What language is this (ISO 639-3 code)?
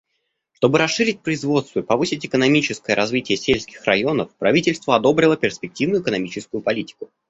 rus